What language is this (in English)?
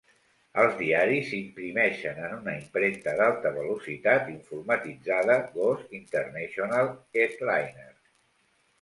Catalan